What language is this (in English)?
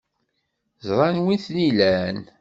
Kabyle